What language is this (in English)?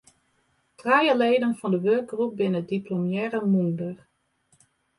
Western Frisian